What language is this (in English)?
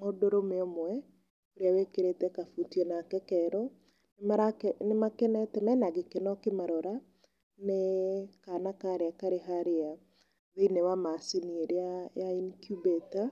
Kikuyu